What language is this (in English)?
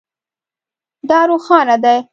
Pashto